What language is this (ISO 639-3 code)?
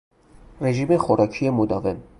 fas